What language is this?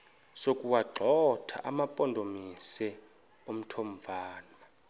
Xhosa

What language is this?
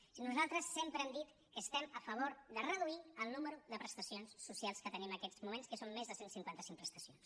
Catalan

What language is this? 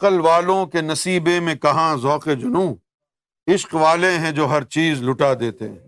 Urdu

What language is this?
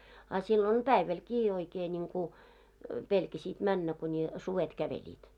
Finnish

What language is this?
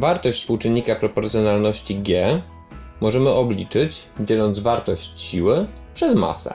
Polish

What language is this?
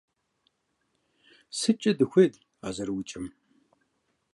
Kabardian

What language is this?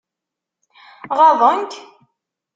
Kabyle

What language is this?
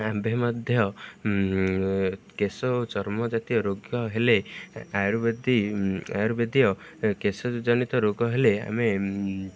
Odia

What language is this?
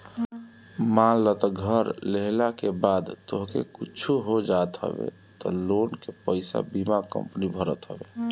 Bhojpuri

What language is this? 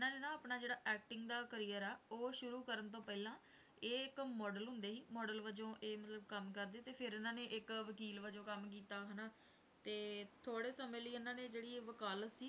Punjabi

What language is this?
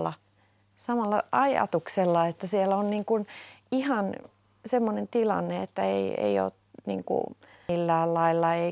Finnish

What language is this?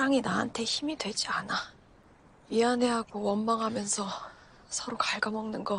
Korean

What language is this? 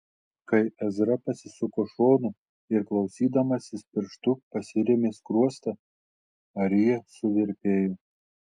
Lithuanian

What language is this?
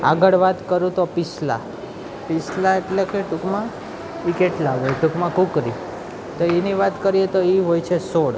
Gujarati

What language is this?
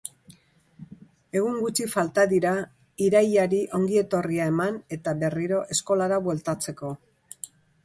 Basque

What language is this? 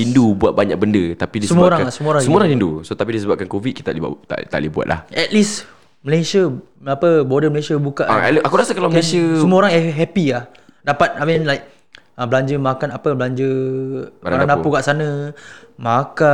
Malay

